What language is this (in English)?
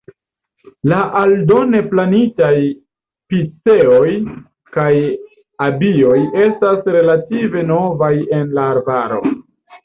Esperanto